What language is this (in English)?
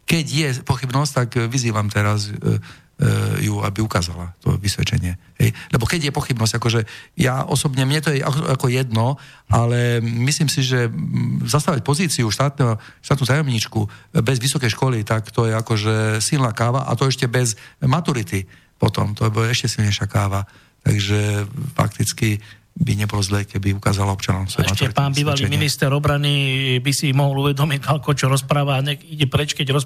Slovak